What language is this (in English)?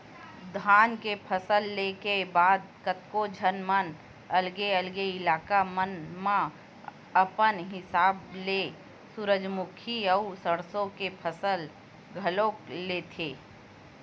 Chhattisgarhi